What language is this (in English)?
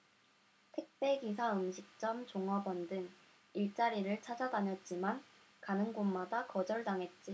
Korean